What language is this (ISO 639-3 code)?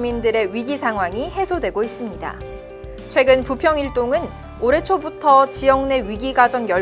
kor